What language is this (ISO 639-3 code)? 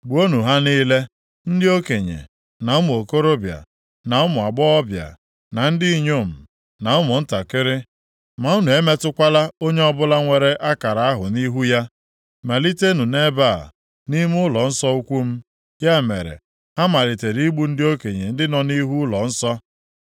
ibo